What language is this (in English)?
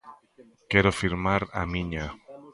Galician